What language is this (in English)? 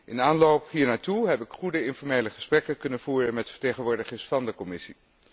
Dutch